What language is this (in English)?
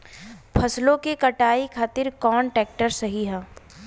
Bhojpuri